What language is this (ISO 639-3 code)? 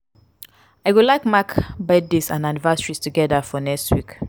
pcm